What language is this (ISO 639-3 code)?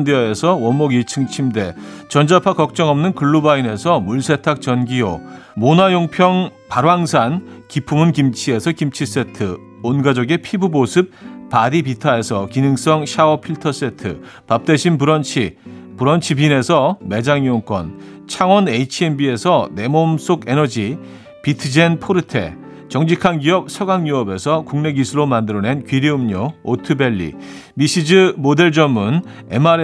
kor